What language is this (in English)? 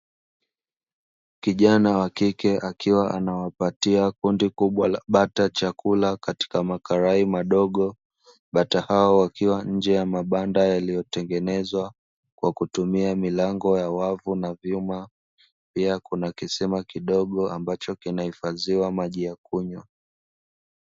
Swahili